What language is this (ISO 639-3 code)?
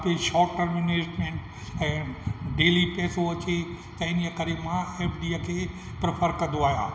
snd